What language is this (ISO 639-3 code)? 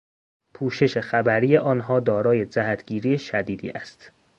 fas